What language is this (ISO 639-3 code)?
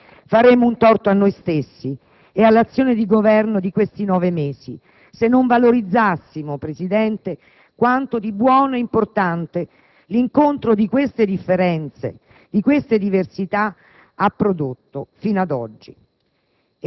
ita